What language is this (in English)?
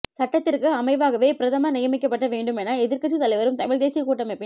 Tamil